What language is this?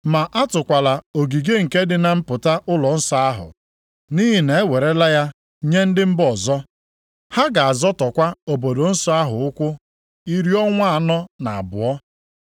Igbo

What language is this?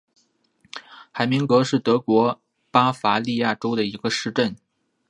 Chinese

